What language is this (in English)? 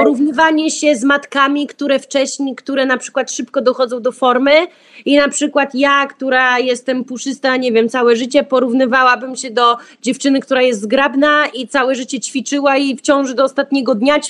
Polish